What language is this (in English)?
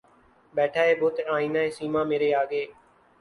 Urdu